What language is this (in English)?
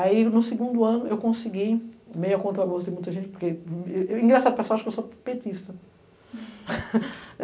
Portuguese